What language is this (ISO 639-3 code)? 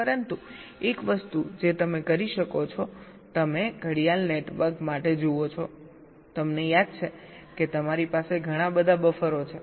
guj